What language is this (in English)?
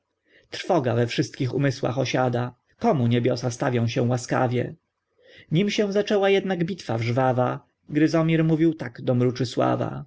Polish